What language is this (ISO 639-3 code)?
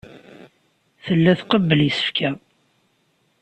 kab